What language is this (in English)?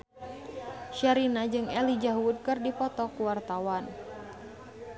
Sundanese